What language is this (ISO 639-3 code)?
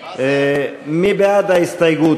heb